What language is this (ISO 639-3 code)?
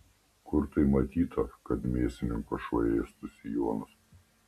lit